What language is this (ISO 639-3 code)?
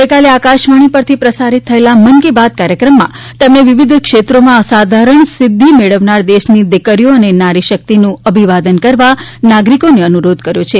guj